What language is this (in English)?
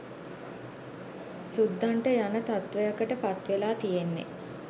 Sinhala